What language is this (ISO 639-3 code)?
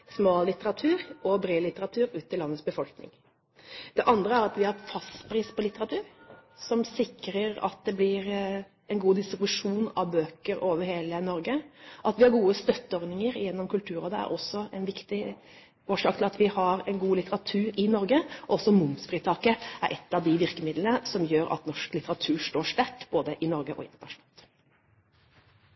nob